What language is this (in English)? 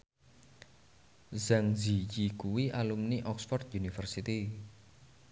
Javanese